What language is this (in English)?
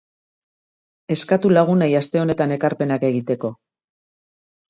Basque